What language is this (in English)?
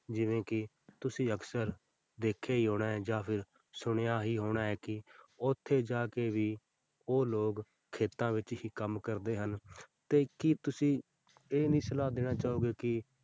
Punjabi